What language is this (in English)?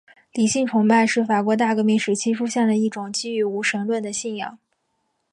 Chinese